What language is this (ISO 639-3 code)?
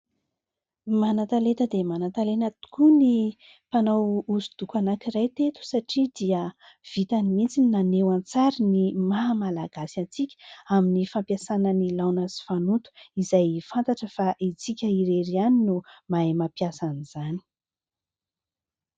mlg